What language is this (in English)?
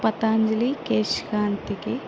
Telugu